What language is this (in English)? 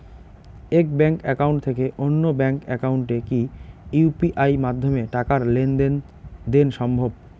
Bangla